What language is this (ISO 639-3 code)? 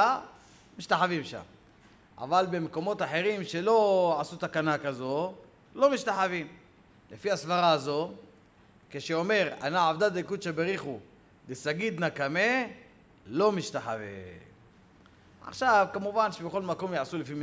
heb